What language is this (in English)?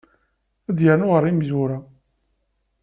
Kabyle